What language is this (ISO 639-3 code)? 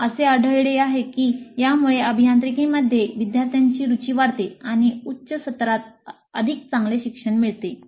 mar